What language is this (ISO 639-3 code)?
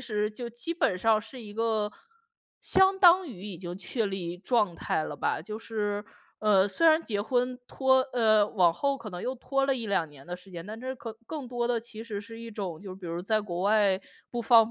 zho